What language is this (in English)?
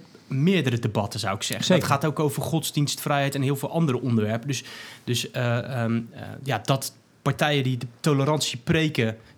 Dutch